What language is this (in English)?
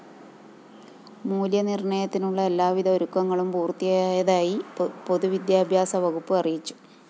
Malayalam